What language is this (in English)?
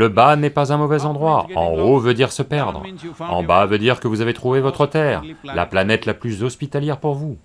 French